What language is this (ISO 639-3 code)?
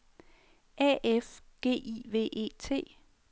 dan